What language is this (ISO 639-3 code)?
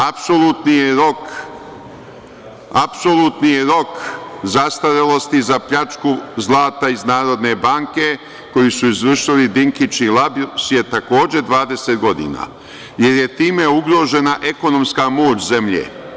srp